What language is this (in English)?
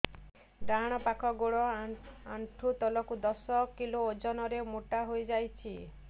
Odia